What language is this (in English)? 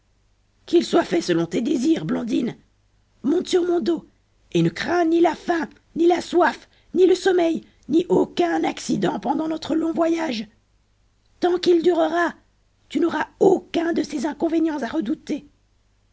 French